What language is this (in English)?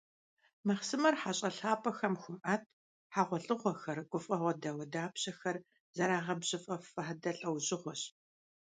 Kabardian